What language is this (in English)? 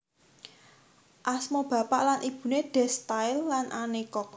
Javanese